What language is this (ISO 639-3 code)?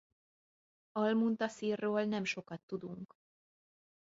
hun